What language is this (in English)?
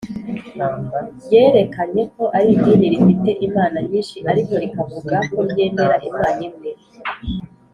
Kinyarwanda